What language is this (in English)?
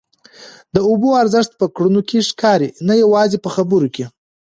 Pashto